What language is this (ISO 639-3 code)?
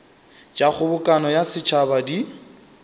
nso